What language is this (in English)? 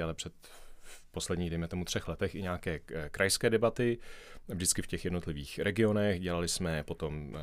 Czech